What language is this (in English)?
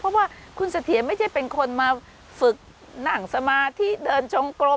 Thai